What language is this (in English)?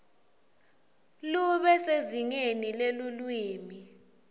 Swati